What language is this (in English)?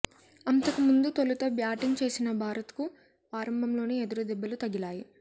Telugu